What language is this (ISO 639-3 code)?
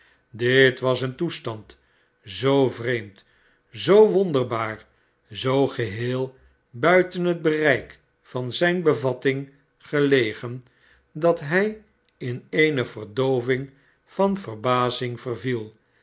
nld